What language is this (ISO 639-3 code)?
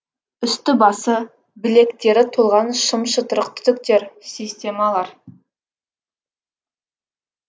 kaz